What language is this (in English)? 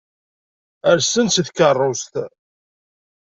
Kabyle